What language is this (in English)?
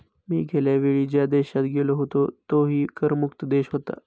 Marathi